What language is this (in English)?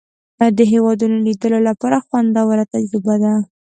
Pashto